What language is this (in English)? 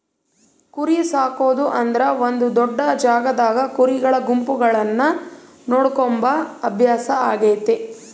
Kannada